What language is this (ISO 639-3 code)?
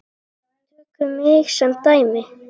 isl